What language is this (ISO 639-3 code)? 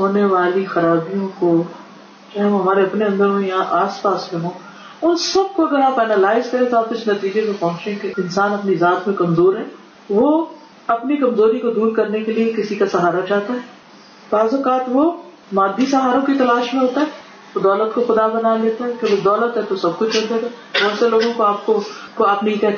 urd